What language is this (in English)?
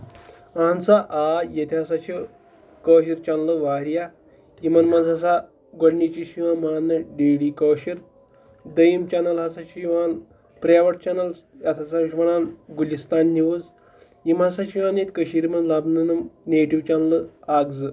Kashmiri